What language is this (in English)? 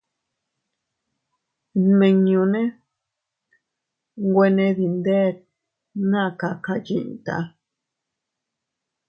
Teutila Cuicatec